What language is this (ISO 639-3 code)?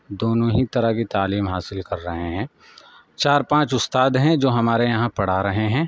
urd